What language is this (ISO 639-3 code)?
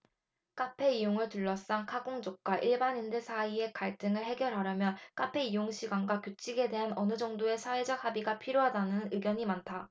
kor